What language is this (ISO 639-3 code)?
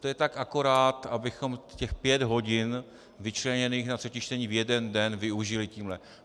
ces